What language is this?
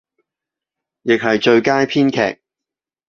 Cantonese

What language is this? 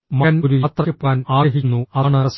Malayalam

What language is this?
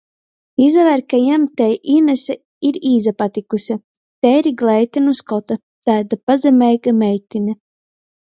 Latgalian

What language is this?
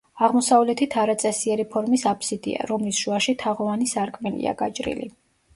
Georgian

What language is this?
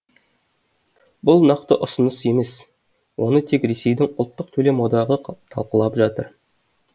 Kazakh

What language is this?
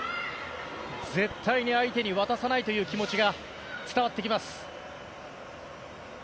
Japanese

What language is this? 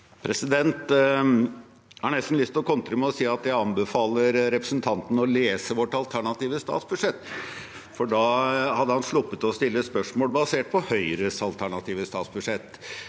Norwegian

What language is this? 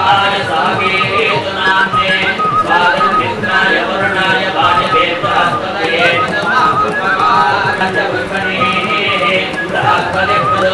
Arabic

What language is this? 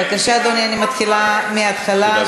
Hebrew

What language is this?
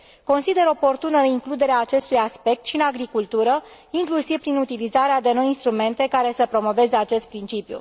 Romanian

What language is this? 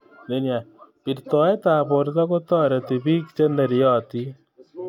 Kalenjin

